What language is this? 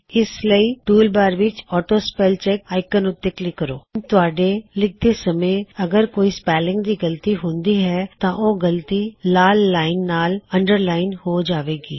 Punjabi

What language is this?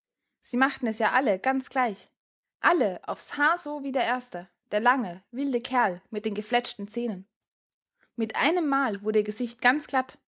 German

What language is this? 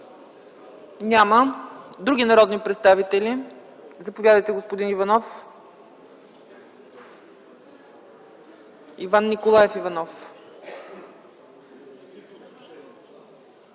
Bulgarian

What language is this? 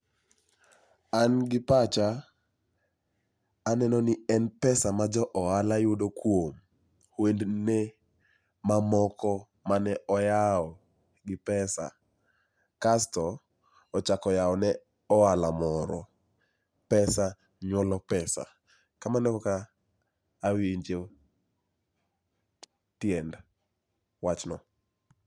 Luo (Kenya and Tanzania)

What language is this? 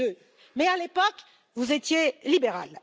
French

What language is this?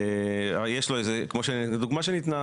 Hebrew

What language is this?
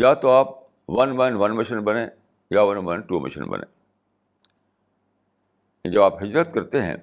Urdu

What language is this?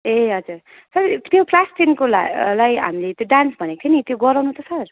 Nepali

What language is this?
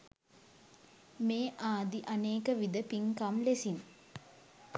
Sinhala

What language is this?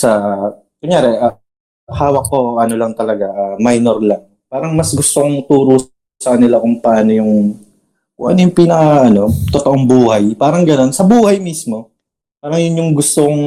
Filipino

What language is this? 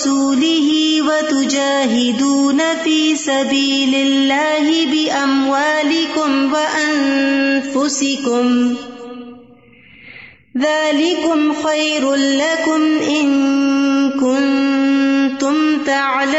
Urdu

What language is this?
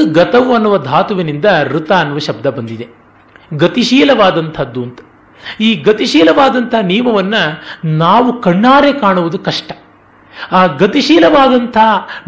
Kannada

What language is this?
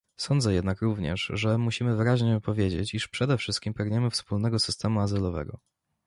Polish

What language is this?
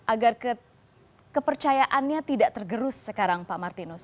Indonesian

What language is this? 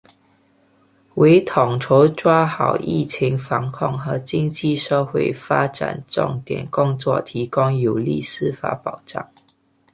Chinese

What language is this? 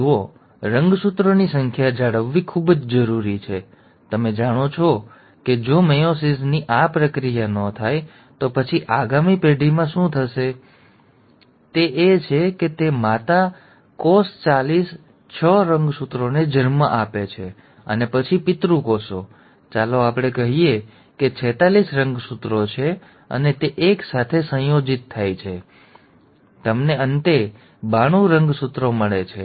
Gujarati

